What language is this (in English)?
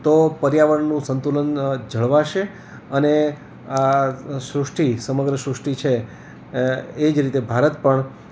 Gujarati